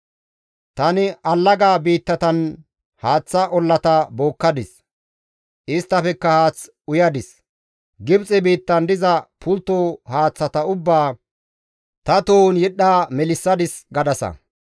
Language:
Gamo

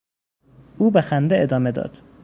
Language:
Persian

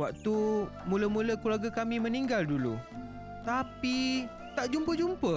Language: Malay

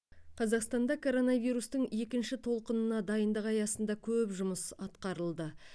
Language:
Kazakh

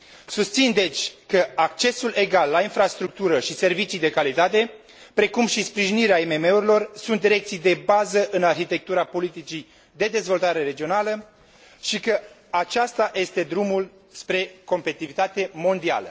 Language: Romanian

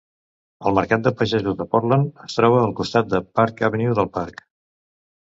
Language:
Catalan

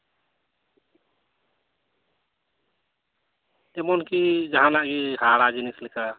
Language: Santali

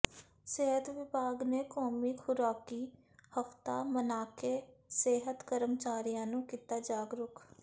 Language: Punjabi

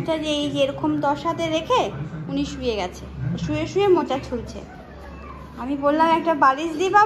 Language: Bangla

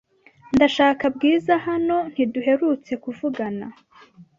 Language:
Kinyarwanda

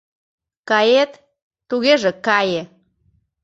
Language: Mari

